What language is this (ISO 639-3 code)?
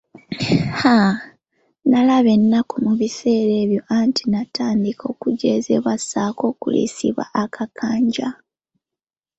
lug